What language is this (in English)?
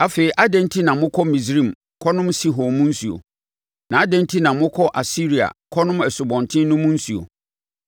Akan